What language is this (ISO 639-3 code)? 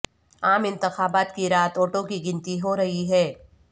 urd